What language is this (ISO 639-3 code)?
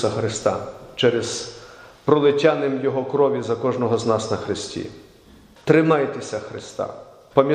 ukr